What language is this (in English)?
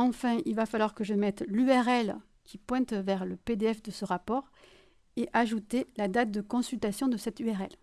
French